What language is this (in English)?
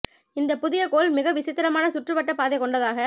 Tamil